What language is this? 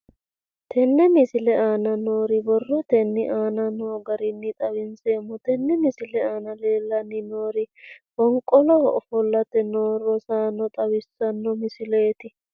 Sidamo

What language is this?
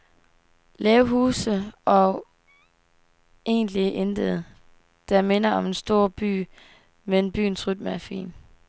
Danish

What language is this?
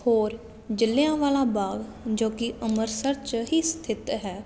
Punjabi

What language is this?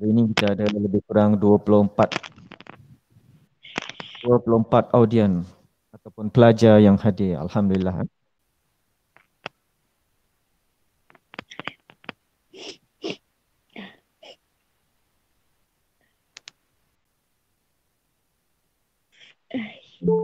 Malay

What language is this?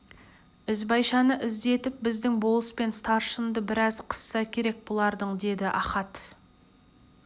Kazakh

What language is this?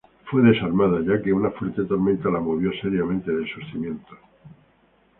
Spanish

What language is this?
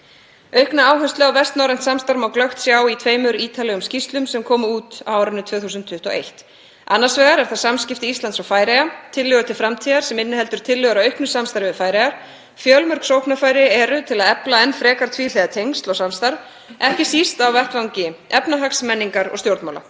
Icelandic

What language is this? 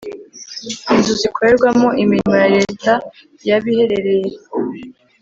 Kinyarwanda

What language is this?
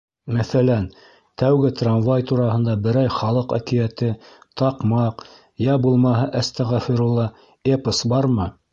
Bashkir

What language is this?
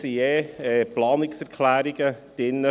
Swiss German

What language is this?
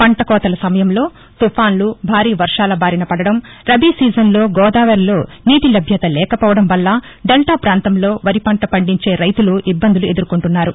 Telugu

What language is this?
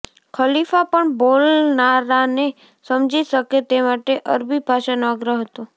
Gujarati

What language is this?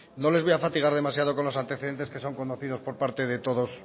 Spanish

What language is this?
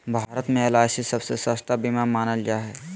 Magahi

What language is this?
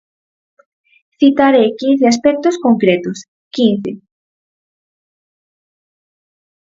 Galician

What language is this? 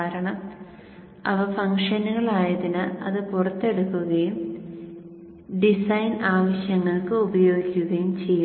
Malayalam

